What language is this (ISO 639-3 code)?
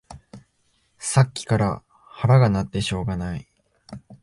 jpn